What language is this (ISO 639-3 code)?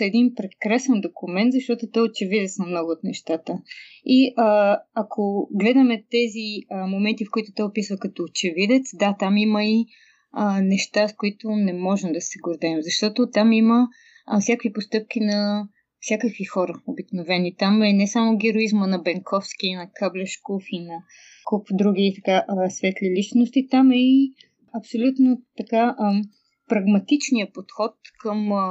bul